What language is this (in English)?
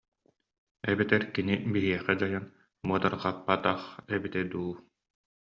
Yakut